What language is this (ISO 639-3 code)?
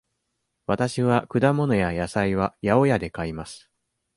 jpn